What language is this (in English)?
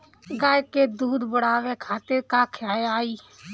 Bhojpuri